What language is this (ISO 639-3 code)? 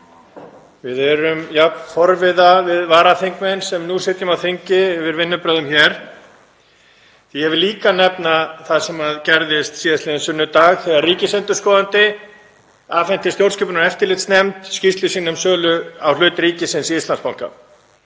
isl